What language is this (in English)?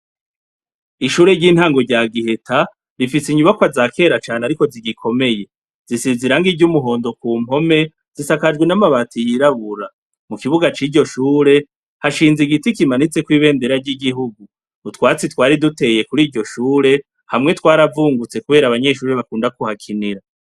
Rundi